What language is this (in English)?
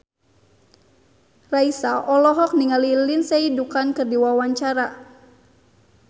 Sundanese